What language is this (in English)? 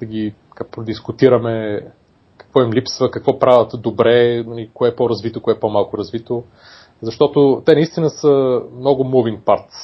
Bulgarian